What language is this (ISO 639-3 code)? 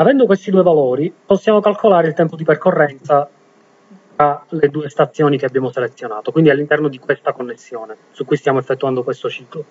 ita